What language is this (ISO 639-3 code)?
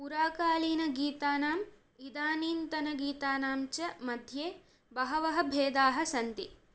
san